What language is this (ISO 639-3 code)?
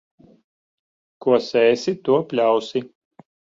lav